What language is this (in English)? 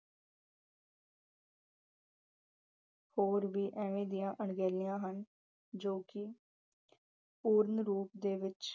Punjabi